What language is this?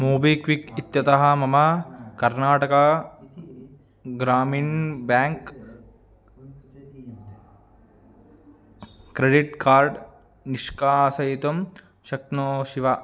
Sanskrit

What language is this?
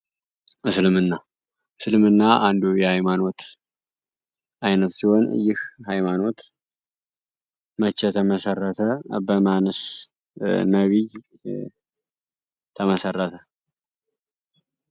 Amharic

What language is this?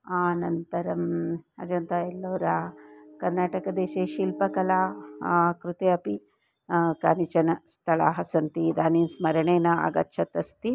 Sanskrit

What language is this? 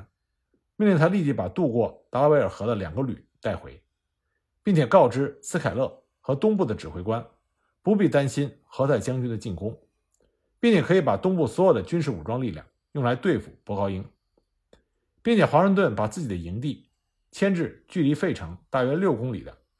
Chinese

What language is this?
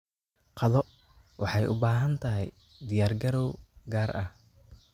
Somali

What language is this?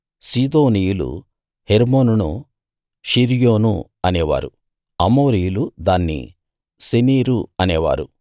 Telugu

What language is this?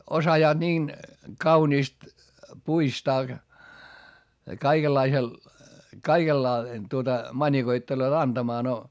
Finnish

